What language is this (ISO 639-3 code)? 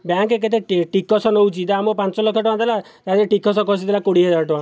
ori